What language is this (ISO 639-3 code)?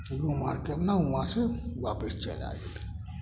mai